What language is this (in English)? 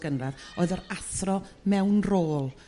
Welsh